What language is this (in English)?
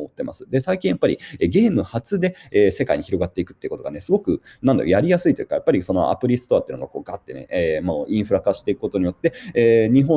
Japanese